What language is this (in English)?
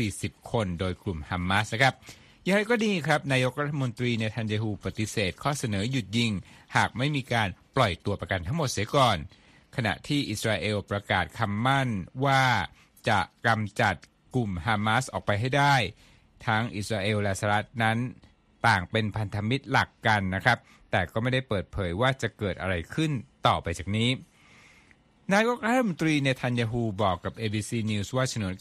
Thai